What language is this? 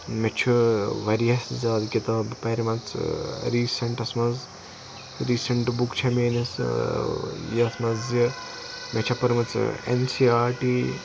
Kashmiri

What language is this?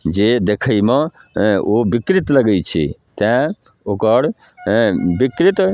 Maithili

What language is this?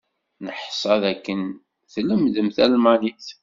Kabyle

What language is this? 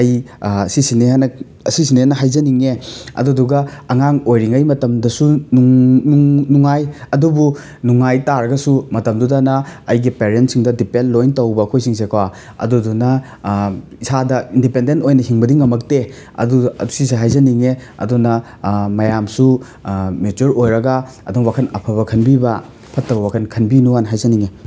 Manipuri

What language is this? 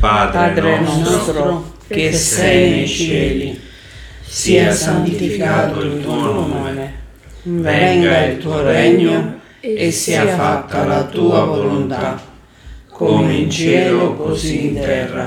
Italian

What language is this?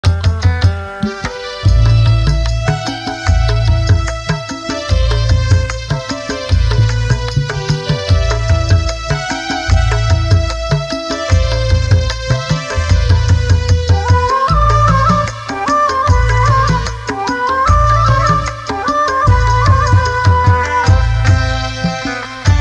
Indonesian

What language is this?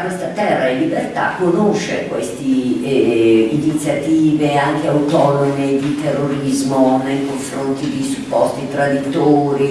Italian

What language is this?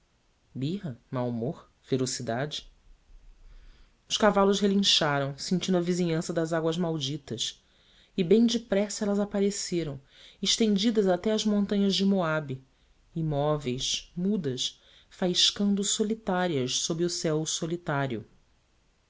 Portuguese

